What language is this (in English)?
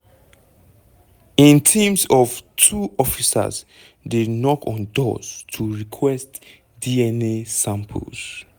Nigerian Pidgin